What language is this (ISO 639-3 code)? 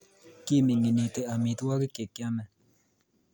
kln